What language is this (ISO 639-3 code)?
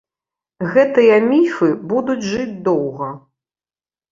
bel